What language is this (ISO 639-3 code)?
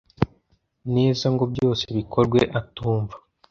kin